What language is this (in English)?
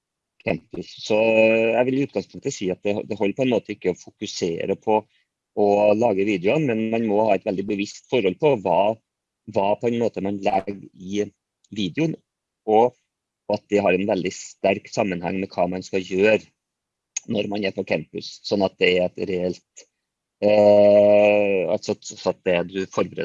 Norwegian